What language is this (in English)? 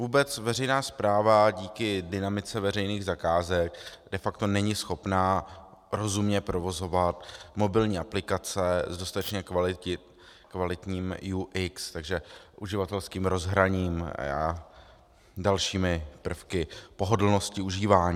Czech